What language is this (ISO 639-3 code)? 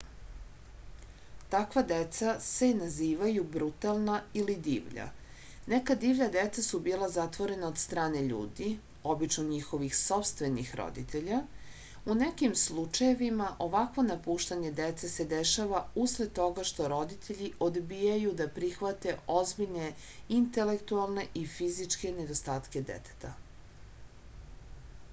srp